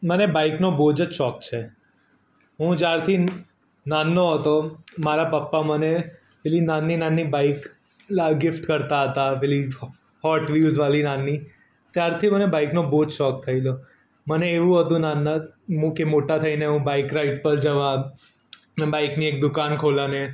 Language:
Gujarati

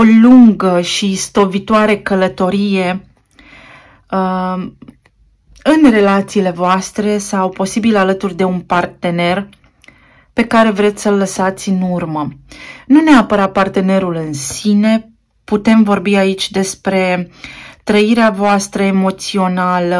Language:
Romanian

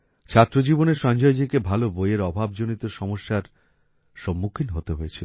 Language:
Bangla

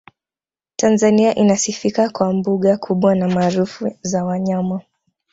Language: Swahili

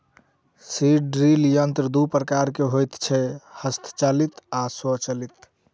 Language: Maithili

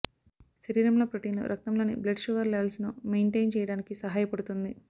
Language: Telugu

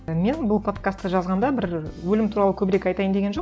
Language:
Kazakh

